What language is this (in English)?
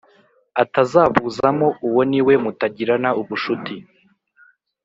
Kinyarwanda